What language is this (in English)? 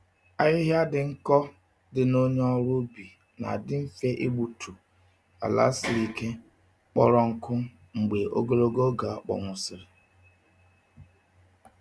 Igbo